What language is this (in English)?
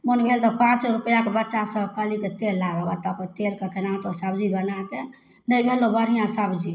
Maithili